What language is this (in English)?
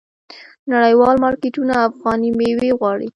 Pashto